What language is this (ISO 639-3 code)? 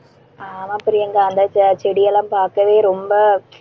tam